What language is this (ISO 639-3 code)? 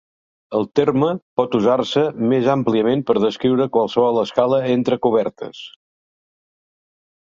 cat